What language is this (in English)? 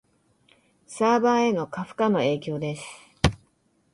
Japanese